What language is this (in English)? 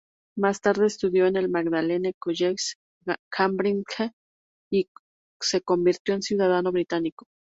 Spanish